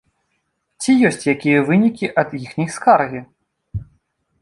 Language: Belarusian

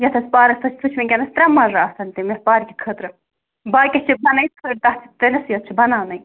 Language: Kashmiri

